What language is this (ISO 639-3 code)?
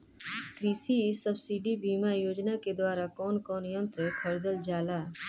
bho